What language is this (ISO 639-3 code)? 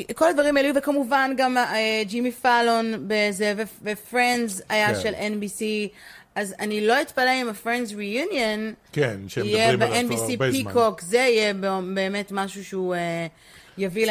heb